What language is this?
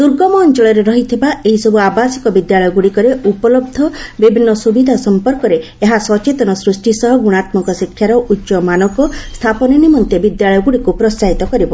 Odia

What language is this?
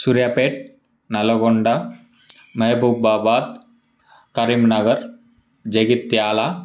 Telugu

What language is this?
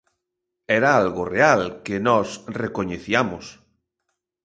Galician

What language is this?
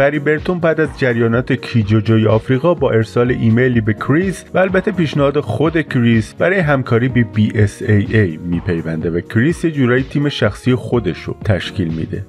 Persian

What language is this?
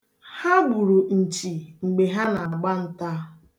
Igbo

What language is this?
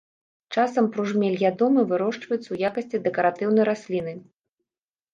Belarusian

